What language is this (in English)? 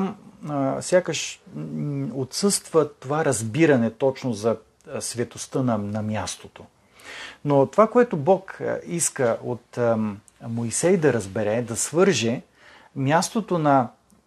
Bulgarian